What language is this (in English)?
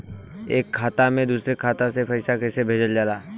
Bhojpuri